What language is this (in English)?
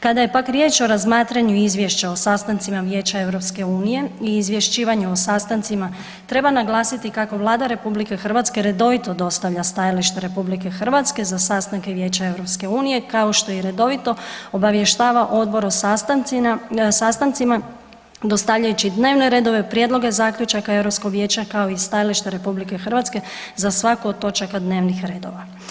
Croatian